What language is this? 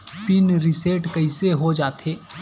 Chhattisgarhi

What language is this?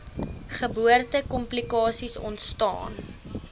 Afrikaans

